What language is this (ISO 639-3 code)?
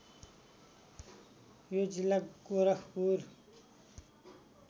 nep